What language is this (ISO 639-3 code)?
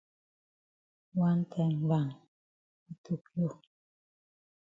wes